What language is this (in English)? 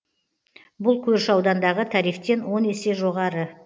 Kazakh